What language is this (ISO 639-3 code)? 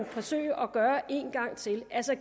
dan